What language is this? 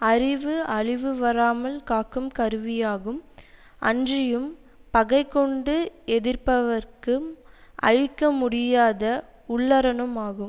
Tamil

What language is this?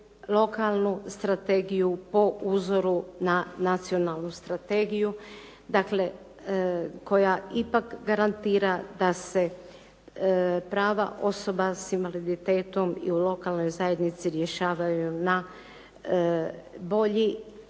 Croatian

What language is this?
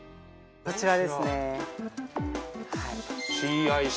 Japanese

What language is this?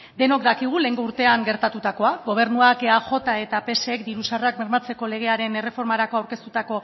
Basque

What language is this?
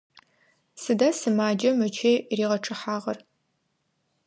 Adyghe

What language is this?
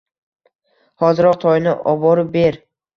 Uzbek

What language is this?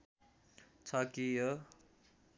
Nepali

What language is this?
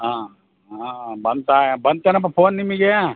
Kannada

